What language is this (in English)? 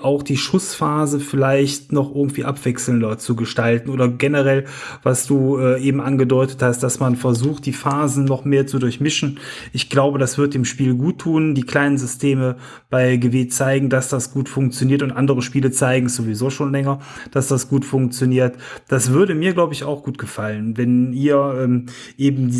German